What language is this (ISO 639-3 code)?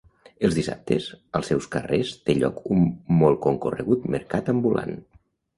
cat